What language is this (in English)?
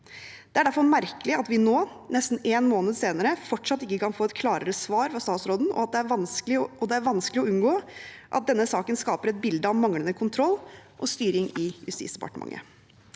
Norwegian